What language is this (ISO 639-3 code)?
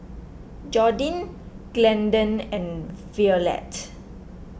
eng